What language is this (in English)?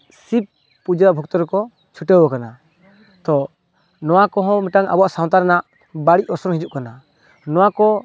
Santali